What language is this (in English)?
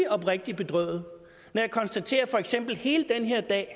Danish